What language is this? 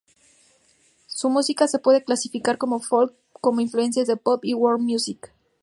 Spanish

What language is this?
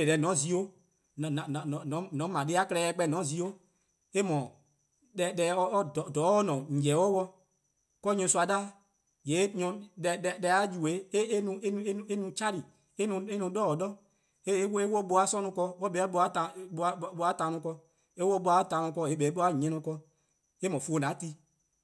Eastern Krahn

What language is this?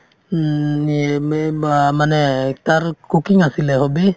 Assamese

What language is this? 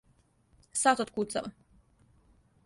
Serbian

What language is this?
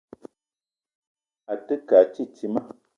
Eton (Cameroon)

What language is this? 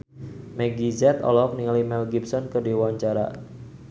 Sundanese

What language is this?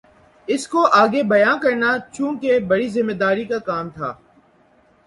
Urdu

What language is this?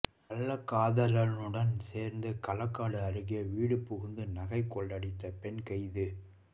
Tamil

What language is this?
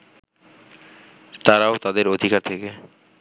Bangla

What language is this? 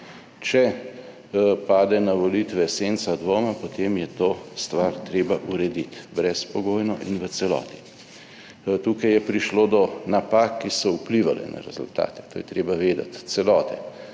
Slovenian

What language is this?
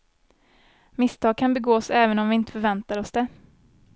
Swedish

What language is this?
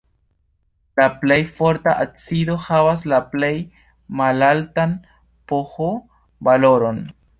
Esperanto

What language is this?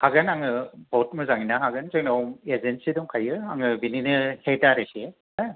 Bodo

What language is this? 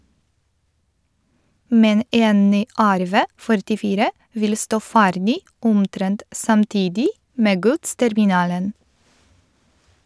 Norwegian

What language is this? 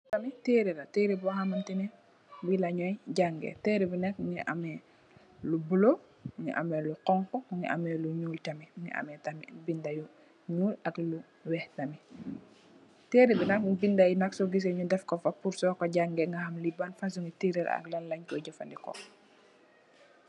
Wolof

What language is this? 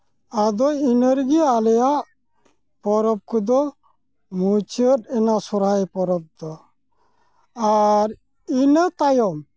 Santali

